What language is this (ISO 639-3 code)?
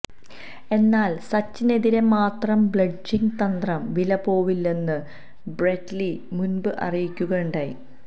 mal